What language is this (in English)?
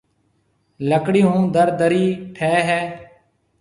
Marwari (Pakistan)